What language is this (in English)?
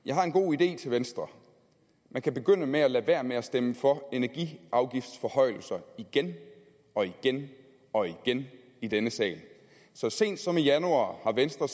Danish